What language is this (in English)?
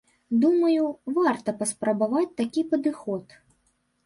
Belarusian